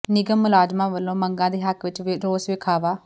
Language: Punjabi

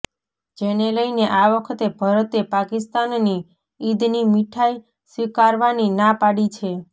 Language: Gujarati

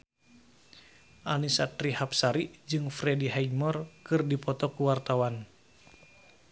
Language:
Sundanese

